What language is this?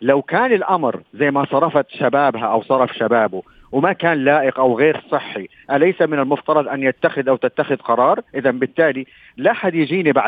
Arabic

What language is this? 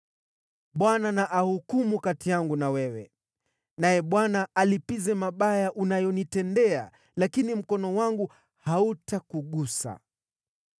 Swahili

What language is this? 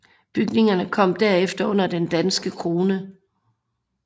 Danish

